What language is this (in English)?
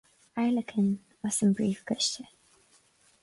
Irish